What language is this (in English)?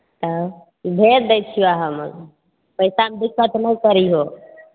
Maithili